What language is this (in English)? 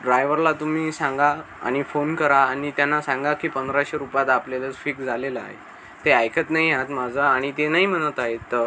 Marathi